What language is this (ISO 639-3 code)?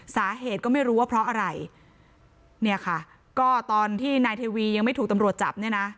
tha